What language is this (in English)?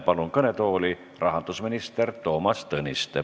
Estonian